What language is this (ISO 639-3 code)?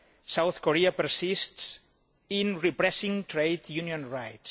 eng